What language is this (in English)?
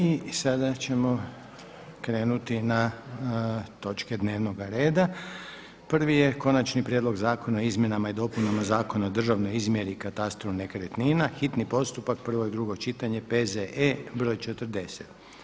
Croatian